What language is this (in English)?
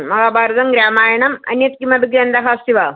Sanskrit